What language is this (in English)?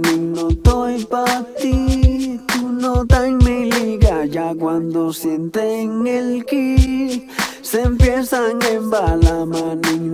Lithuanian